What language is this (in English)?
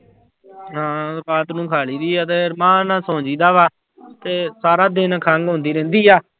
Punjabi